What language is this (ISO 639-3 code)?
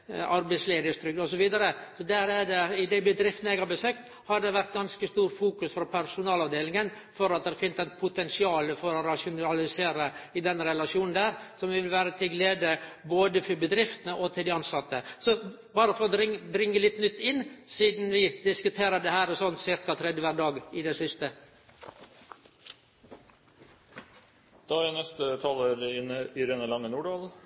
nor